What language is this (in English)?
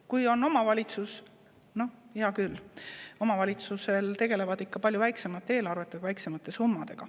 Estonian